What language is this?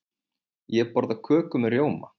Icelandic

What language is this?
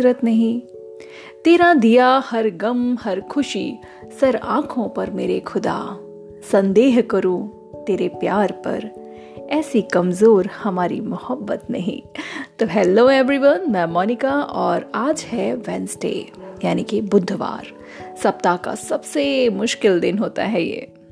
Hindi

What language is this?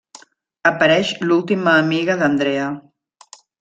Catalan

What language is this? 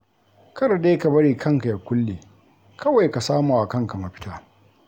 Hausa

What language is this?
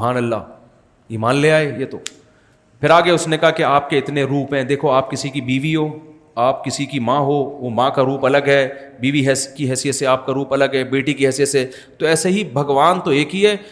Urdu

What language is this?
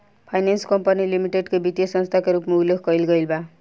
Bhojpuri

